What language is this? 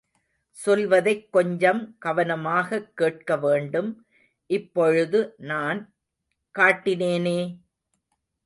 Tamil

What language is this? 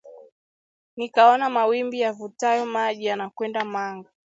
Swahili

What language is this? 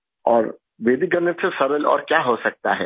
Urdu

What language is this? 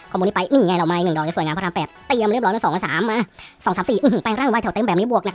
Thai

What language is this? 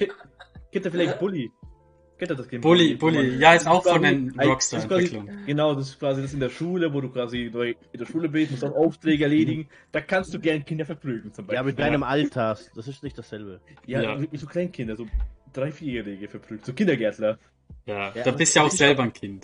German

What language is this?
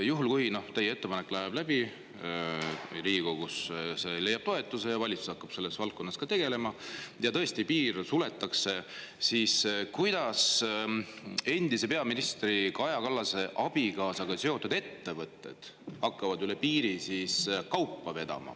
Estonian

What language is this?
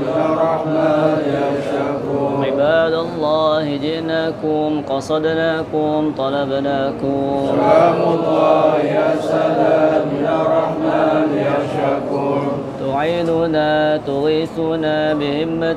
Arabic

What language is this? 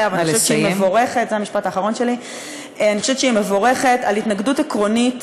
Hebrew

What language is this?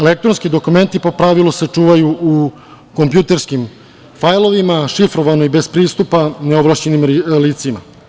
Serbian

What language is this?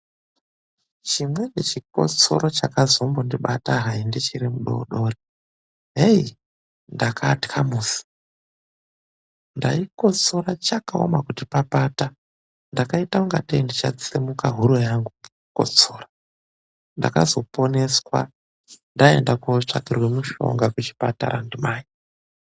Ndau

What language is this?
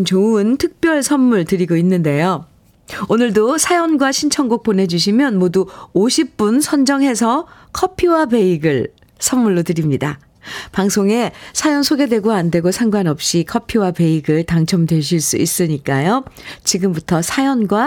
Korean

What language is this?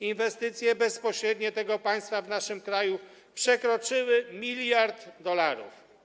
Polish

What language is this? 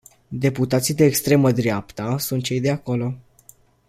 Romanian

